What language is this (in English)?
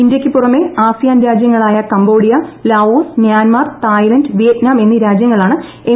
Malayalam